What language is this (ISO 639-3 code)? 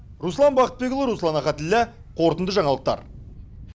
kaz